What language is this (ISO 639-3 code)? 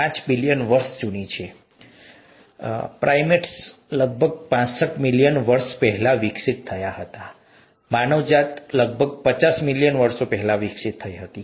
guj